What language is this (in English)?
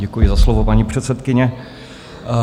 Czech